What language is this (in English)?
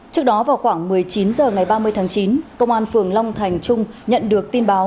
Vietnamese